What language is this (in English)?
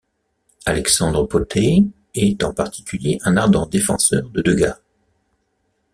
French